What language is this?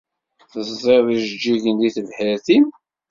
Kabyle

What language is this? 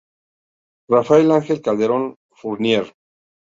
Spanish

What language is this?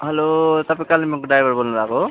Nepali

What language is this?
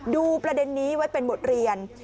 Thai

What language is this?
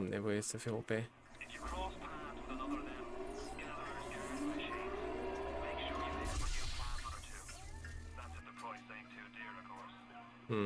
Romanian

